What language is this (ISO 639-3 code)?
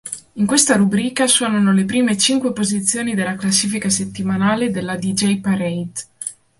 ita